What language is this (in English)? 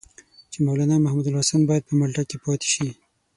Pashto